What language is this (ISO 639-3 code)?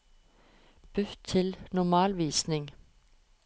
nor